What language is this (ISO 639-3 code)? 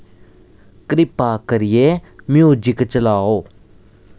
doi